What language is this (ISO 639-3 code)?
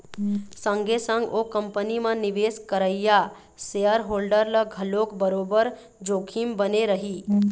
hne